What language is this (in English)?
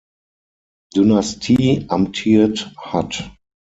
German